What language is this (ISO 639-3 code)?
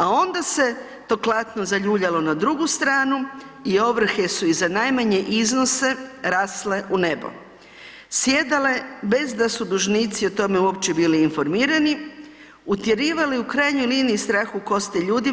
hrv